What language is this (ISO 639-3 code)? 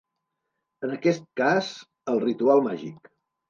cat